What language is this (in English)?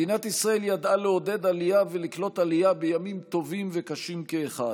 Hebrew